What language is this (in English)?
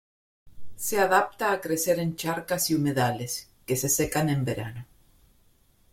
Spanish